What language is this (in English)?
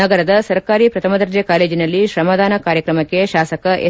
Kannada